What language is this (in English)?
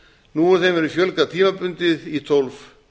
Icelandic